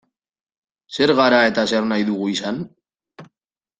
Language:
Basque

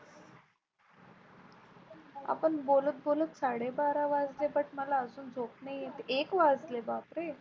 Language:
Marathi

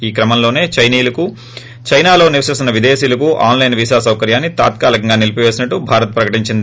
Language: Telugu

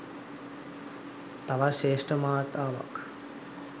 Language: Sinhala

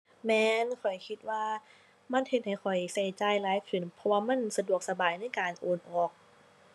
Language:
Thai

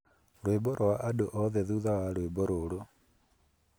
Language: Kikuyu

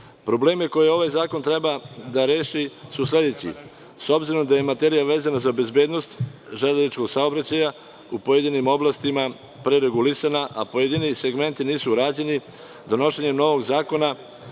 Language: Serbian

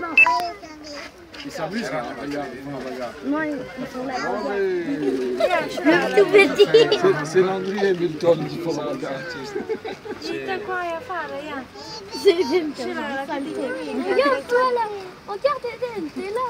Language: Romanian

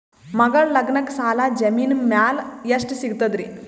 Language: Kannada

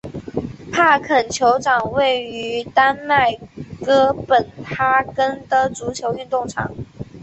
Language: Chinese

